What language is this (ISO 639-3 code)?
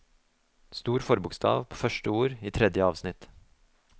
nor